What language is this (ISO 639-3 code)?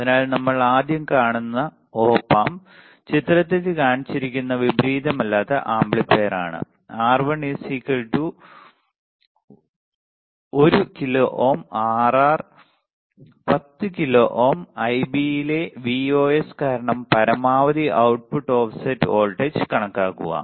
mal